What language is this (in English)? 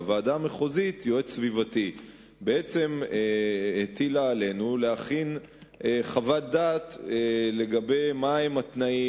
Hebrew